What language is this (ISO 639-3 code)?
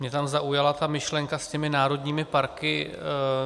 ces